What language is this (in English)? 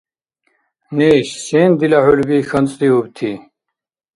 Dargwa